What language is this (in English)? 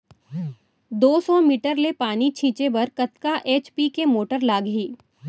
Chhattisgarhi